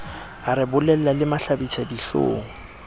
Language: Southern Sotho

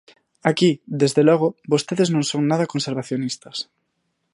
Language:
Galician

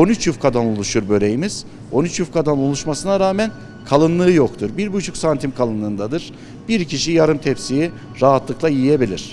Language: Turkish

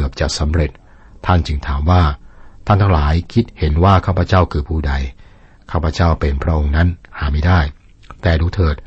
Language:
Thai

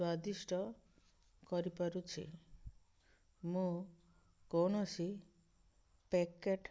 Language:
Odia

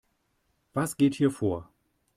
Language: German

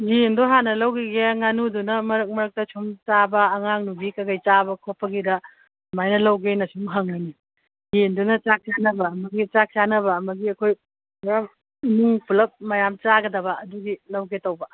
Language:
Manipuri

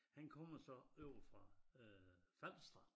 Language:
Danish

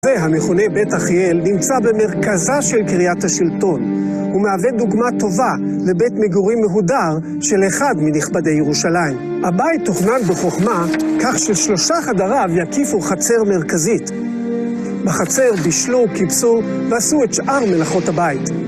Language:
Hebrew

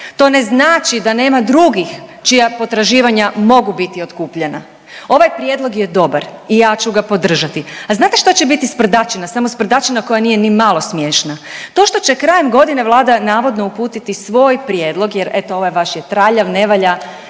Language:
Croatian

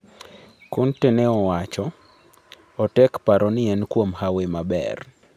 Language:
Luo (Kenya and Tanzania)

